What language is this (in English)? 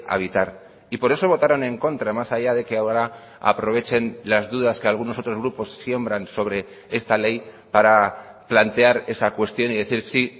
Spanish